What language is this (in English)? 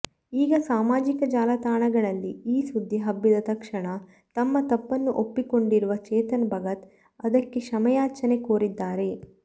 Kannada